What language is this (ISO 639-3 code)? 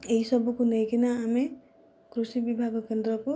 ori